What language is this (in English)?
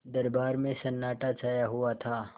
Hindi